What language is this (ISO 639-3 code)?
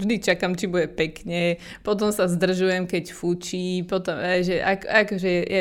slk